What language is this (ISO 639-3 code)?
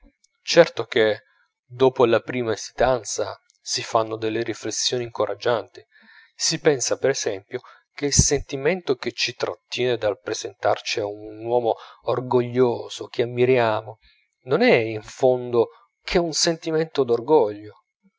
ita